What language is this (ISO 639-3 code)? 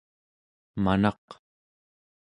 esu